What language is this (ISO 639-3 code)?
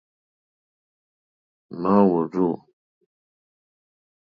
bri